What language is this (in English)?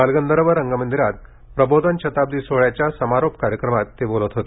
Marathi